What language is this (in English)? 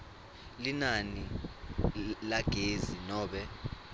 Swati